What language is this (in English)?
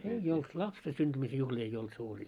Finnish